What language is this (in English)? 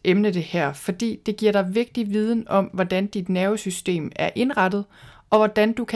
Danish